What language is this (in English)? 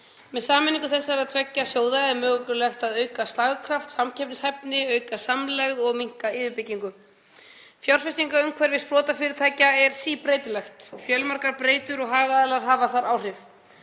Icelandic